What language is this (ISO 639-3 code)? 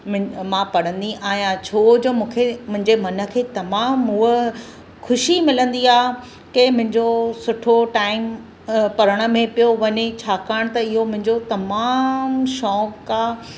snd